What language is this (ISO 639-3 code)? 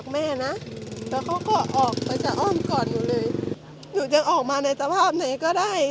tha